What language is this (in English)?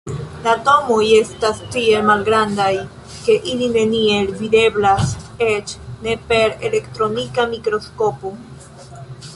Esperanto